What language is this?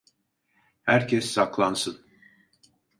Turkish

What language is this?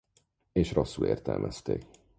Hungarian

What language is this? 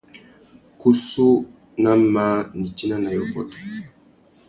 Tuki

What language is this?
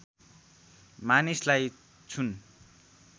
Nepali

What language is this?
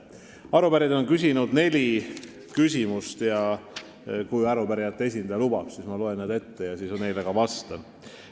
Estonian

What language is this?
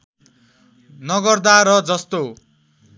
Nepali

